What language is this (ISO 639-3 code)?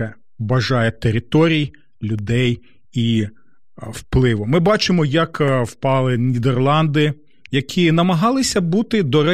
ukr